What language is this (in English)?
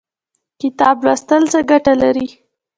Pashto